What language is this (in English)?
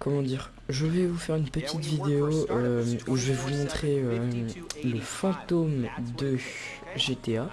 French